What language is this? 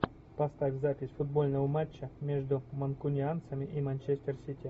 Russian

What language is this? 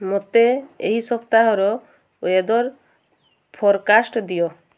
Odia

